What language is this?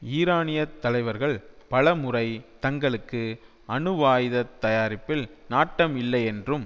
Tamil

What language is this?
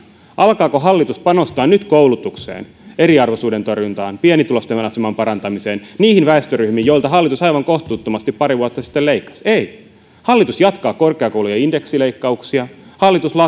Finnish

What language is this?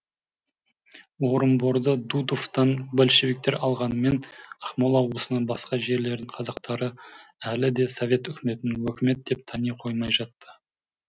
Kazakh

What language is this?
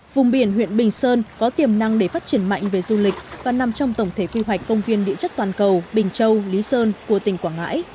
Vietnamese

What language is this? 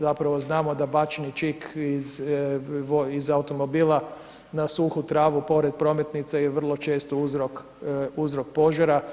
Croatian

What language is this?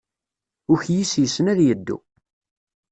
Kabyle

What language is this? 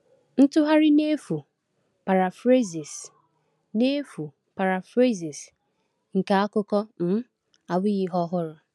Igbo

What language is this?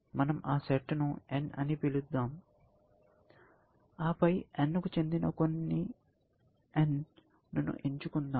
Telugu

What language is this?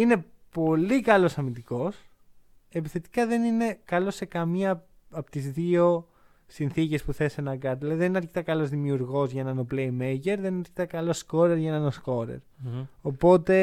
Greek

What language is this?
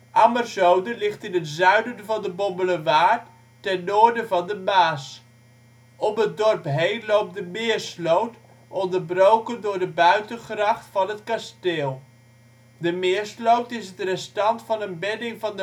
Dutch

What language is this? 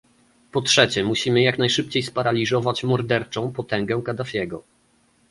Polish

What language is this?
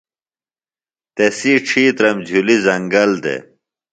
Phalura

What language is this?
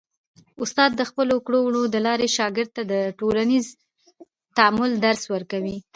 Pashto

